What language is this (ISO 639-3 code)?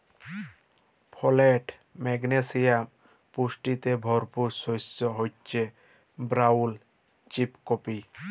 ben